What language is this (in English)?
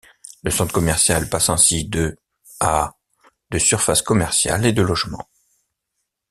French